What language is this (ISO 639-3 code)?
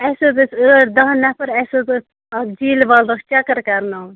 kas